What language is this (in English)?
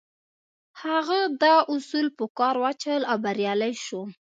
Pashto